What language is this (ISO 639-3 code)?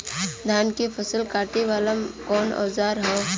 bho